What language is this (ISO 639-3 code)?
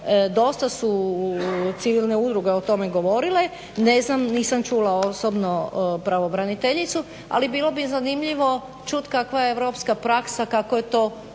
hrv